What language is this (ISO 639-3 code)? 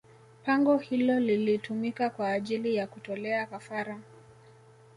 swa